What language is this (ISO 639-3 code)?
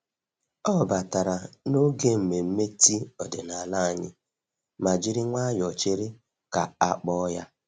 ibo